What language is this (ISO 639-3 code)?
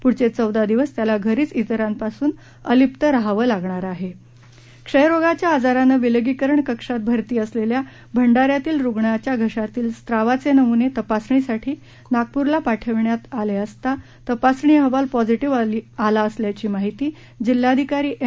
mar